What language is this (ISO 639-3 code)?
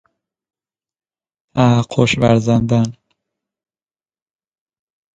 fas